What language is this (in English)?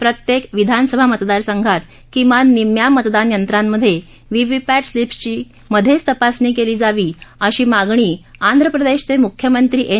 Marathi